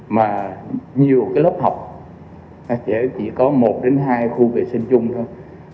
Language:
Vietnamese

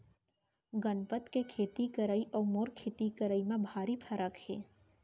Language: Chhattisgarhi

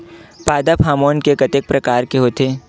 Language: Chhattisgarhi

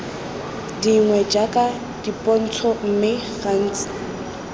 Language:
Tswana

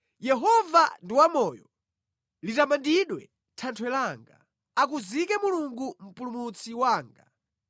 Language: Nyanja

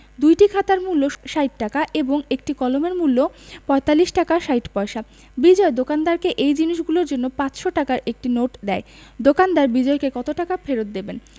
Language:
Bangla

